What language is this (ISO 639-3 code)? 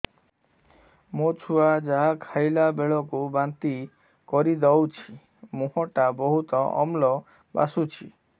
ori